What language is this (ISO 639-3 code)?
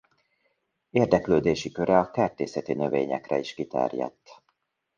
hun